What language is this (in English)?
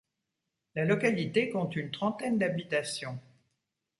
French